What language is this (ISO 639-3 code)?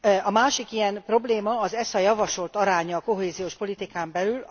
hun